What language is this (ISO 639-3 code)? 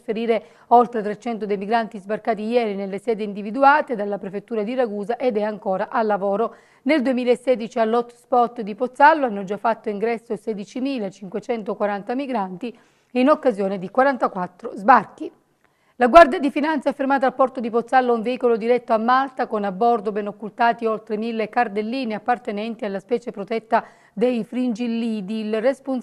ita